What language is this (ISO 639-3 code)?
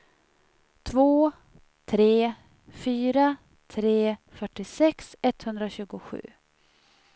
swe